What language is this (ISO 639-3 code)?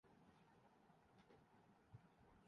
urd